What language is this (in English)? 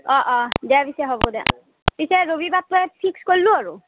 Assamese